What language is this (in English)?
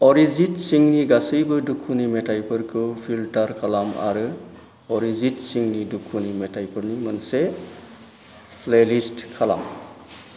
Bodo